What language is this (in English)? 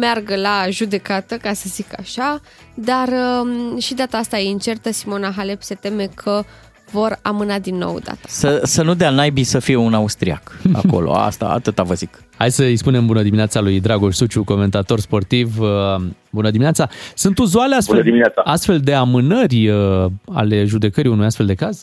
Romanian